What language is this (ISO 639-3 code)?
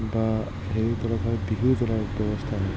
asm